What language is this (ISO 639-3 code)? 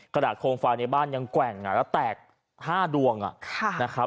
tha